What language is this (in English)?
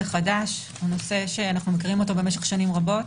Hebrew